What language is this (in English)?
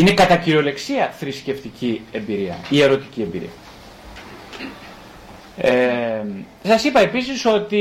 Greek